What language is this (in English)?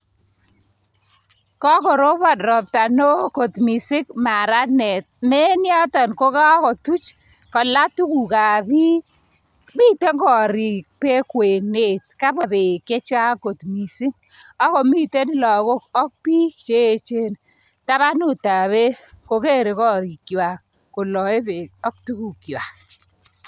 Kalenjin